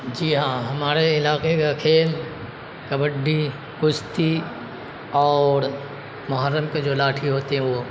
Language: Urdu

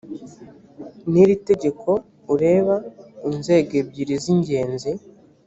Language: Kinyarwanda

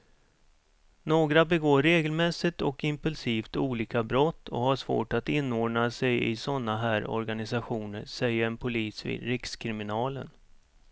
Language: Swedish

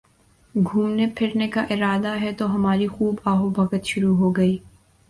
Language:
Urdu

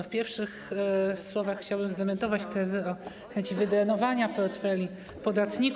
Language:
Polish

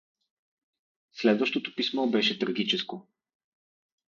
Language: Bulgarian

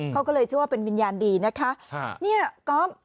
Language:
Thai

